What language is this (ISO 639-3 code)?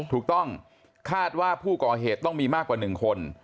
tha